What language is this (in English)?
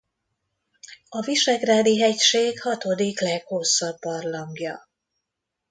Hungarian